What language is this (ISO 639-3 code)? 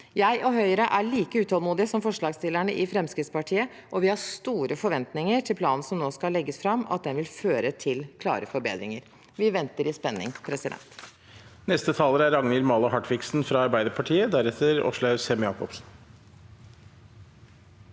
nor